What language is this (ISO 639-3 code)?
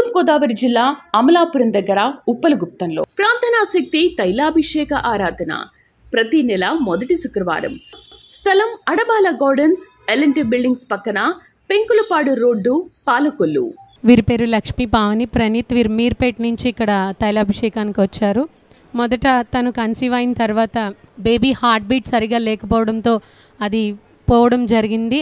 tel